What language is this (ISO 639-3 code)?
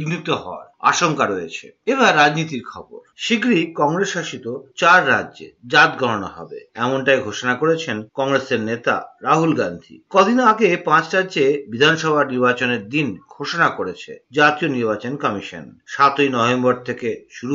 ben